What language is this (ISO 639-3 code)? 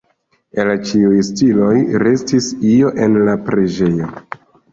epo